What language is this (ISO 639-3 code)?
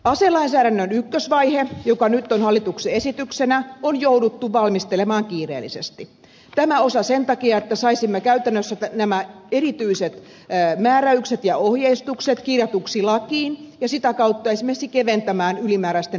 fin